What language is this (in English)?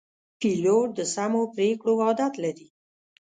Pashto